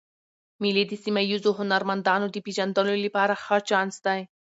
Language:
Pashto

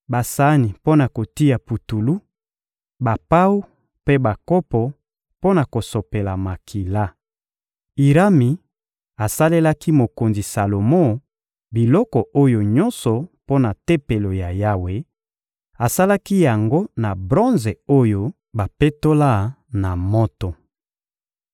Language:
Lingala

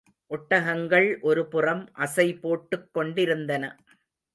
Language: Tamil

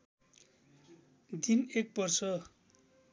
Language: Nepali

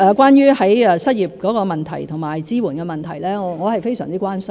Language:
Cantonese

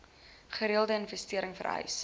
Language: Afrikaans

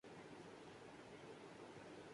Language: Urdu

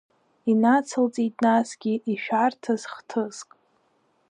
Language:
Abkhazian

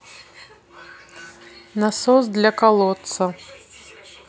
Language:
Russian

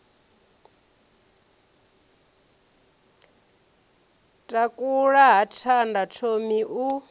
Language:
Venda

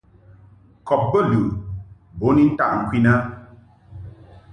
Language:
Mungaka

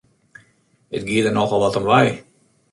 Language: Western Frisian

